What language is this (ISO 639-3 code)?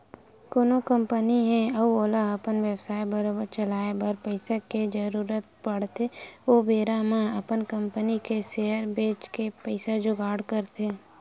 hne